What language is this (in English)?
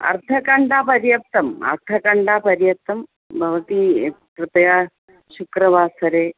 Sanskrit